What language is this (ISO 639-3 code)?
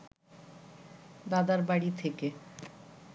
ben